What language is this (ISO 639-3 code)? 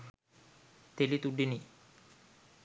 sin